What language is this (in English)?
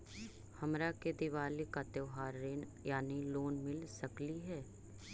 Magahi